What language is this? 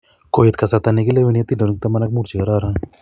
Kalenjin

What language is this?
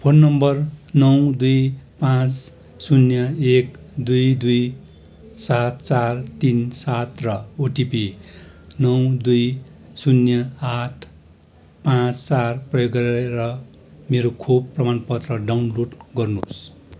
Nepali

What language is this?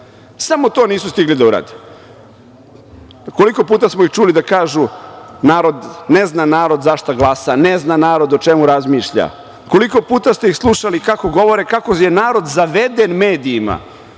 Serbian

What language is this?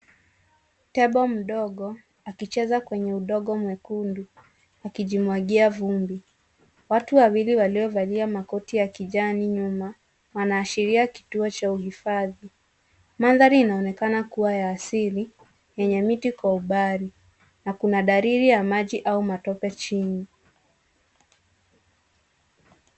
Swahili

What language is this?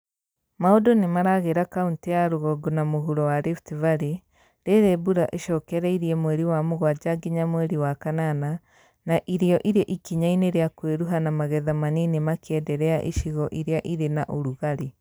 Kikuyu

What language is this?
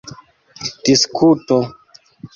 Esperanto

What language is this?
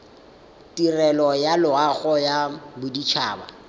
Tswana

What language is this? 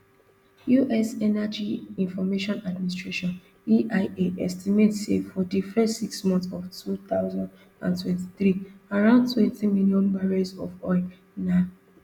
Nigerian Pidgin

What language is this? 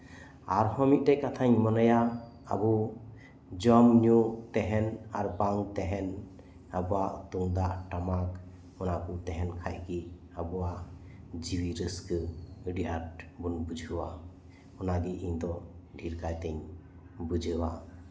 Santali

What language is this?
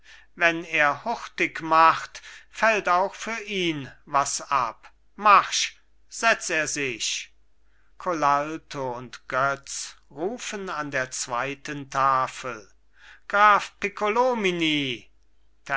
German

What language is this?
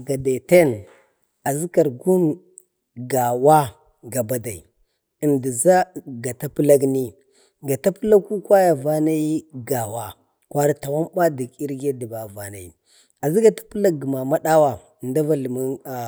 Bade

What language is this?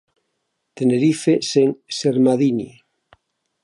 Galician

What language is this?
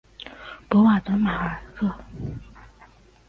Chinese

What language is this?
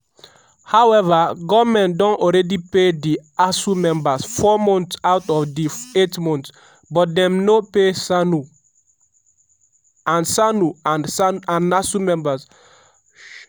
Nigerian Pidgin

